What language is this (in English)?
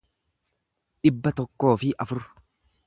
Oromo